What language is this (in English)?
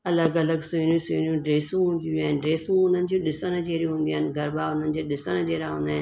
Sindhi